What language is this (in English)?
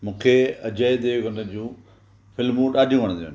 Sindhi